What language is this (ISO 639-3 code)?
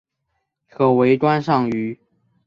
zho